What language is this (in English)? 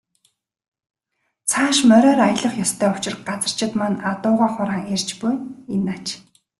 Mongolian